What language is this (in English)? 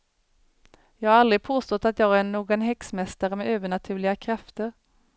Swedish